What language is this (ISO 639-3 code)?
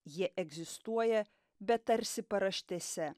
lit